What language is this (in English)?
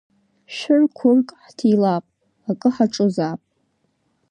Abkhazian